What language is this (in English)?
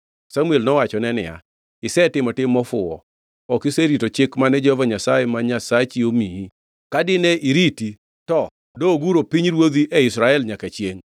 Luo (Kenya and Tanzania)